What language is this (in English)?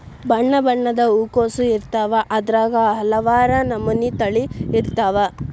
Kannada